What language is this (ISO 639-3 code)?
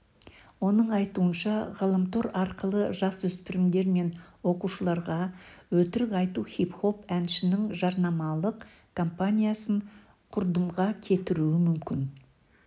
kaz